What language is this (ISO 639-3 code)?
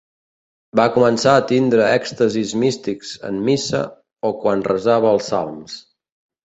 cat